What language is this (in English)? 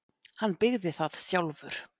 Icelandic